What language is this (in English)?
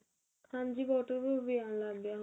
Punjabi